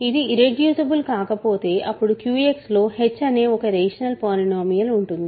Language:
Telugu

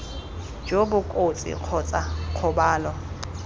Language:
Tswana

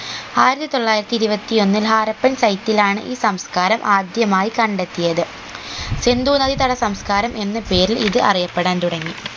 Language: Malayalam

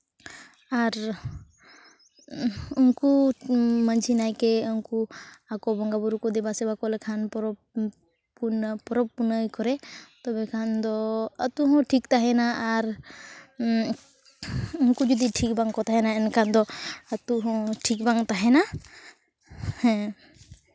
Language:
Santali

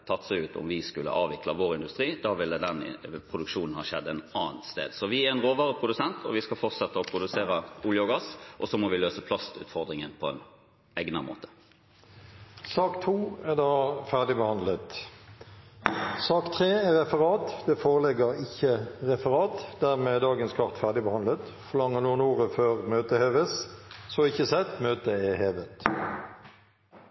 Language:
Norwegian Bokmål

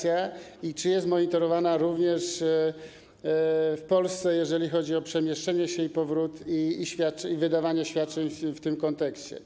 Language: Polish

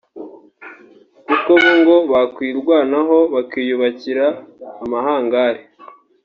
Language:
Kinyarwanda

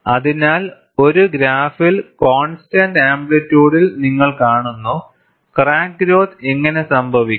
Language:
Malayalam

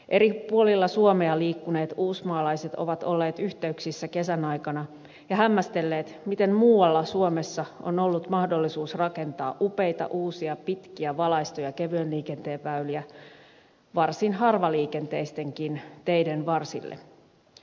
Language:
Finnish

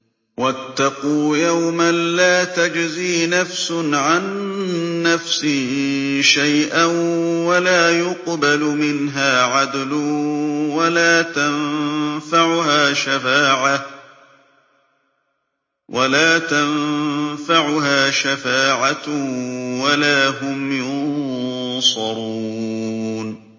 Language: Arabic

